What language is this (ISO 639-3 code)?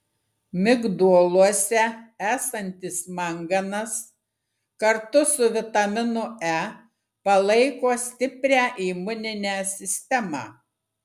lit